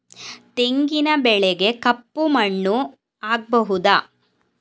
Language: Kannada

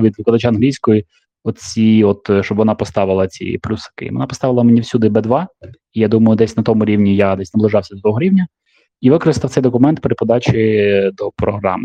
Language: Ukrainian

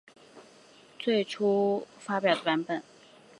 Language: Chinese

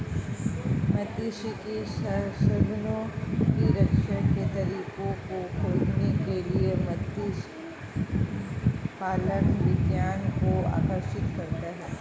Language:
Hindi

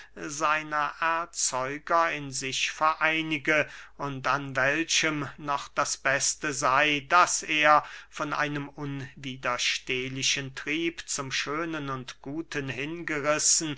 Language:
German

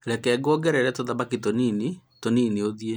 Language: Kikuyu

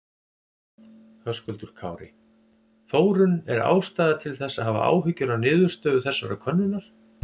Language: Icelandic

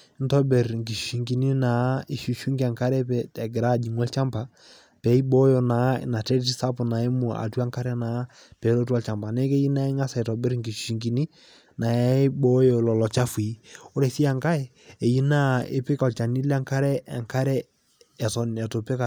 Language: Masai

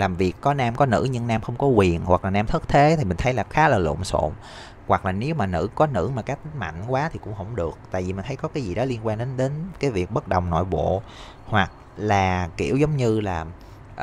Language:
Vietnamese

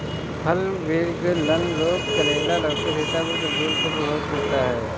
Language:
Hindi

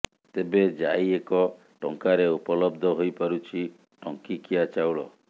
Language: Odia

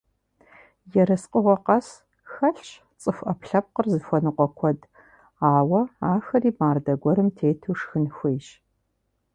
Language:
Kabardian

